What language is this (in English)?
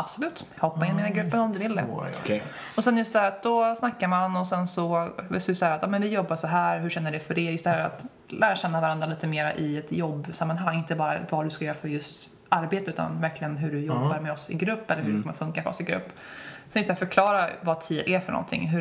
Swedish